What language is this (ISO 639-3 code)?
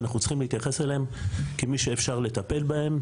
heb